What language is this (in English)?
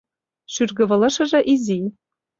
Mari